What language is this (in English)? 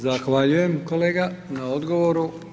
Croatian